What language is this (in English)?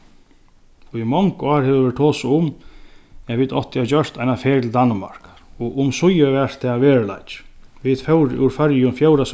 Faroese